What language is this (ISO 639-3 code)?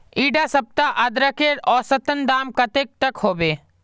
mag